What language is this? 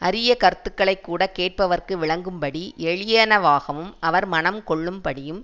Tamil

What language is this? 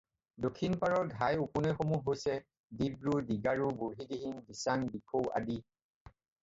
Assamese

